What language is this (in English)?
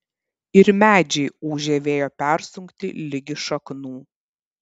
Lithuanian